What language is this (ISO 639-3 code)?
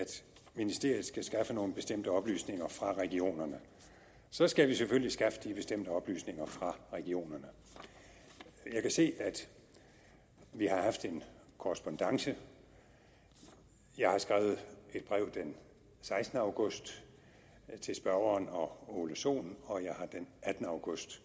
dan